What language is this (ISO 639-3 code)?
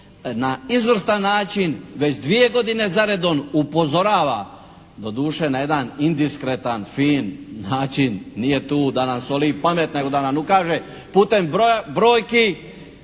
hrv